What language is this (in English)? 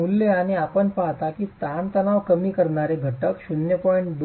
Marathi